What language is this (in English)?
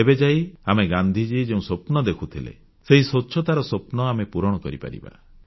Odia